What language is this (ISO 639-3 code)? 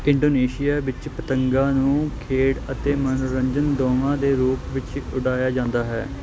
pan